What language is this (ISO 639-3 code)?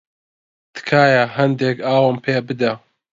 ckb